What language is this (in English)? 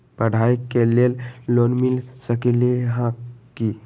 Magahi